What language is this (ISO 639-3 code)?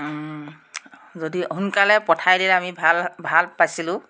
asm